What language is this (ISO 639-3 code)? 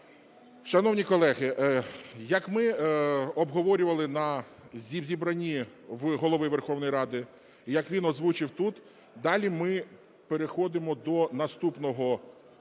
ukr